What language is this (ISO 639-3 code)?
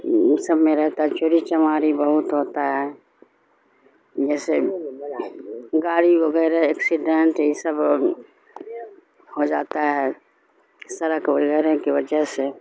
urd